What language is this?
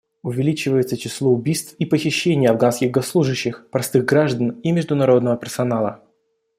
Russian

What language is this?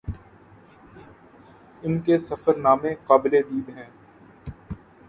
Urdu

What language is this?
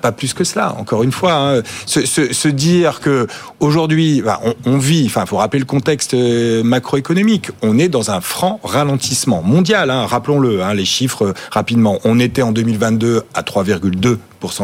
French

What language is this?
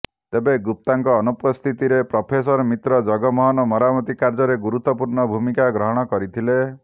Odia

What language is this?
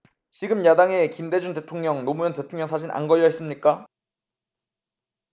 Korean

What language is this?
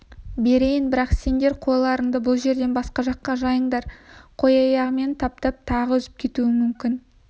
Kazakh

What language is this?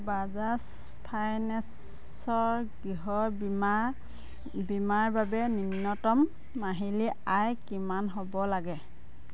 Assamese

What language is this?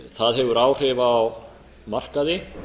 Icelandic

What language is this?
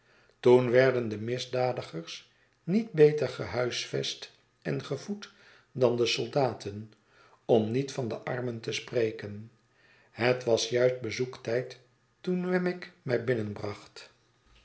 Dutch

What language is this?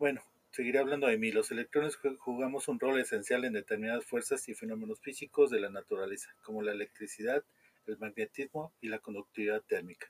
Spanish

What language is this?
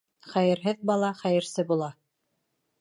Bashkir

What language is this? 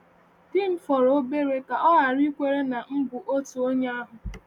Igbo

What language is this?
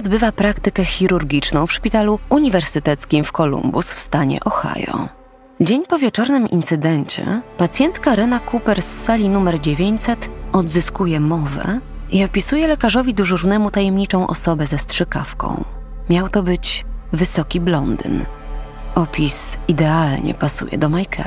Polish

